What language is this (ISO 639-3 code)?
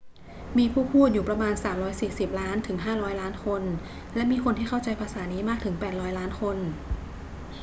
tha